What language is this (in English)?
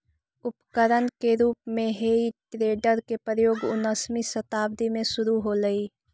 Magahi